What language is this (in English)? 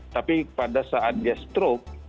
Indonesian